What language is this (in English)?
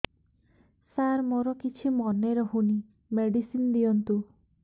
Odia